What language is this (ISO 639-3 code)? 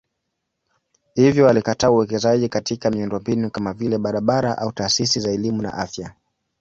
swa